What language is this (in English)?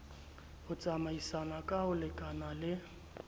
Southern Sotho